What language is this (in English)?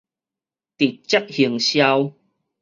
Min Nan Chinese